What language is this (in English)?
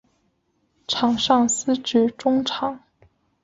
Chinese